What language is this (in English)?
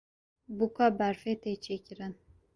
Kurdish